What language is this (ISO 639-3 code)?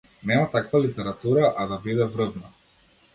mkd